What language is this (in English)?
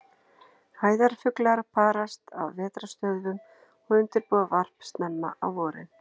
Icelandic